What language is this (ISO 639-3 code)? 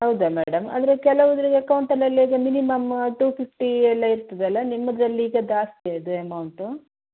kan